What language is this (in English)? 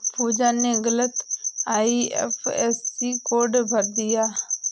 Hindi